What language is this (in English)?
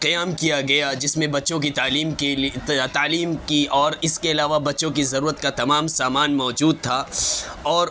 Urdu